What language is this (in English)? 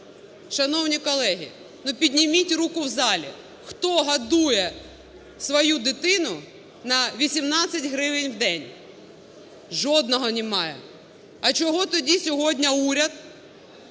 Ukrainian